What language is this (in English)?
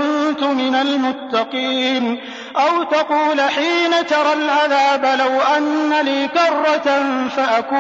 Urdu